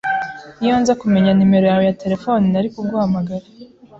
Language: Kinyarwanda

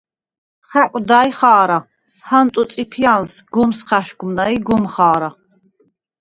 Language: Svan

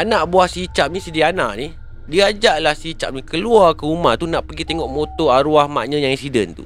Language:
Malay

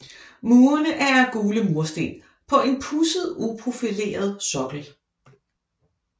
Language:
Danish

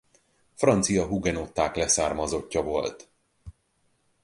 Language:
Hungarian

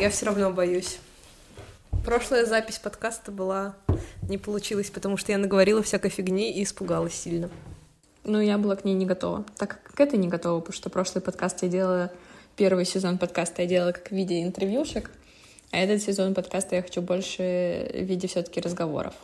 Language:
Russian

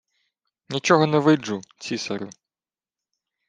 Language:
Ukrainian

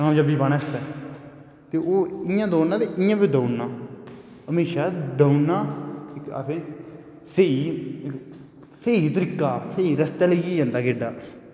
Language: Dogri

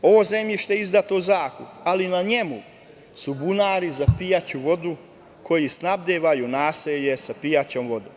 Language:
Serbian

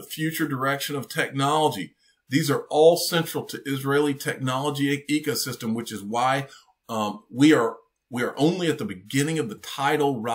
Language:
English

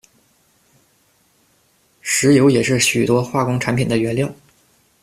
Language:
Chinese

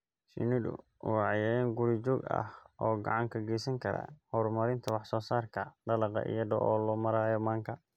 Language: Somali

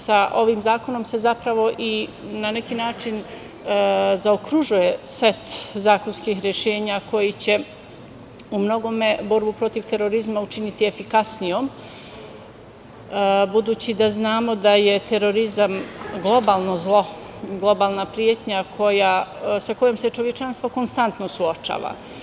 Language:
Serbian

